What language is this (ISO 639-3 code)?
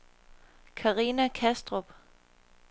dan